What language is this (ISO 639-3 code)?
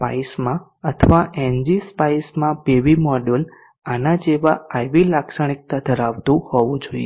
guj